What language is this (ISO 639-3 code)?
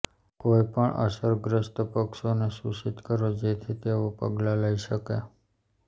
guj